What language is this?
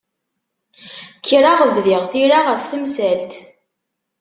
Kabyle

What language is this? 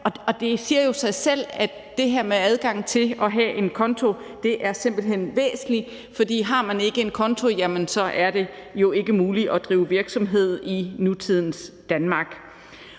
Danish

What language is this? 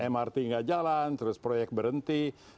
Indonesian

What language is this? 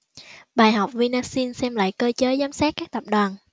Vietnamese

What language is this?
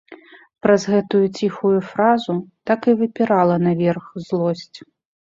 Belarusian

